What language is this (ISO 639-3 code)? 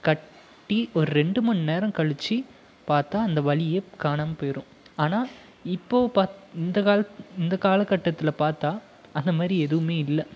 tam